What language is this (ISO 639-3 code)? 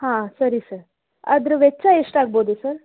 kan